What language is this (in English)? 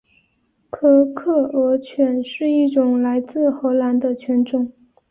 Chinese